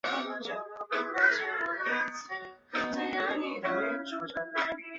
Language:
Chinese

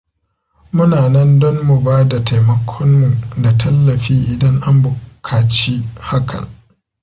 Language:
Hausa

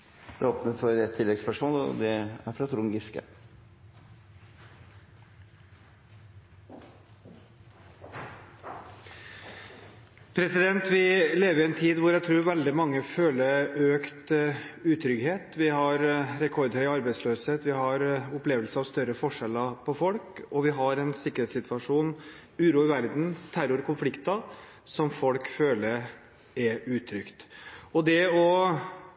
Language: Norwegian Bokmål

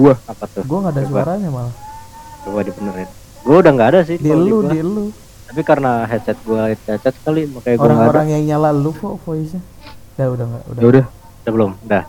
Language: Indonesian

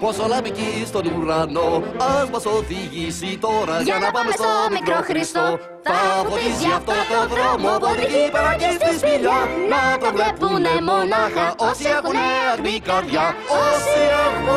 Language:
Greek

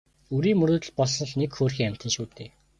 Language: Mongolian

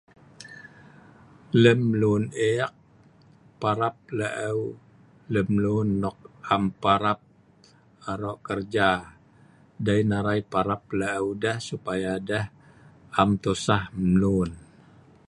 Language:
Sa'ban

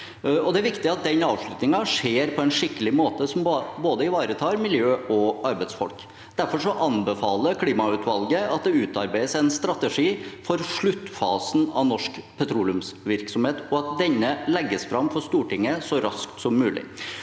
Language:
Norwegian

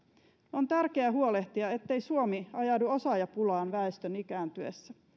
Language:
Finnish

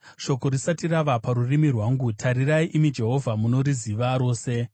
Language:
Shona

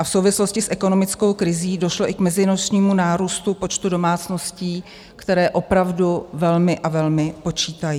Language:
Czech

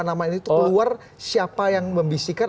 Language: Indonesian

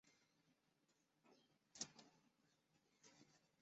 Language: Chinese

